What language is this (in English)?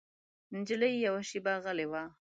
Pashto